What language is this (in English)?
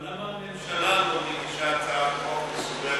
Hebrew